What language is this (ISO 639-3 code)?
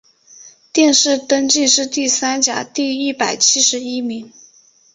zho